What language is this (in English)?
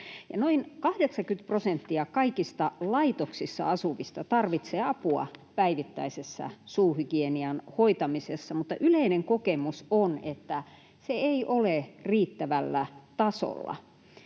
Finnish